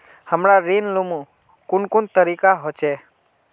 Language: Magahi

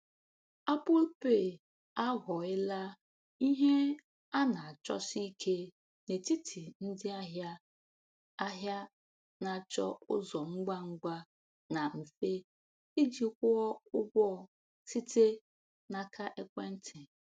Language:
Igbo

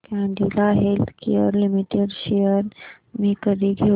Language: Marathi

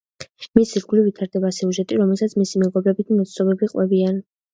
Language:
Georgian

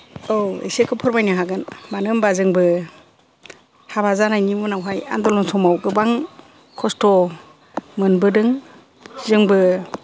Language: Bodo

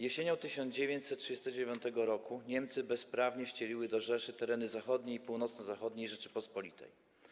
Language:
Polish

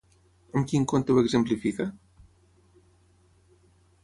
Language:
Catalan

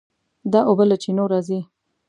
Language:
Pashto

